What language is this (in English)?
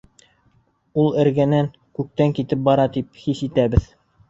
Bashkir